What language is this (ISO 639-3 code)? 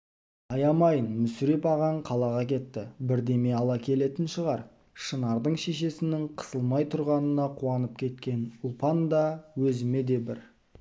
kaz